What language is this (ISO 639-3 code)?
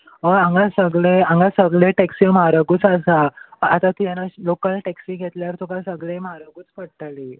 kok